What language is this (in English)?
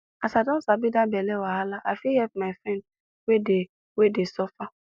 Nigerian Pidgin